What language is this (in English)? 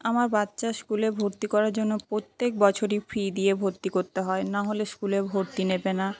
Bangla